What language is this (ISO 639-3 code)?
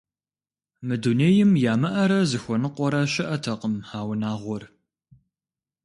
kbd